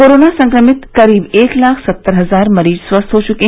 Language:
Hindi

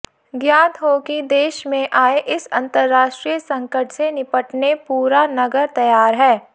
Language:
Hindi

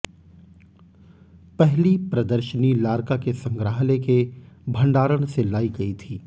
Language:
Hindi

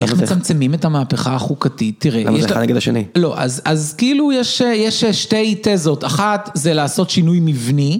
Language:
Hebrew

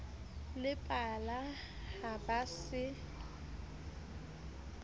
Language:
Southern Sotho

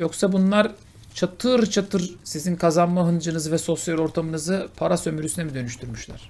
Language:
Turkish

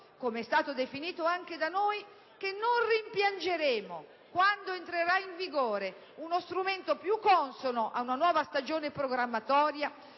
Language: Italian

